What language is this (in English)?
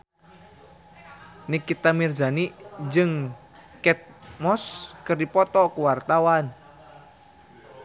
Sundanese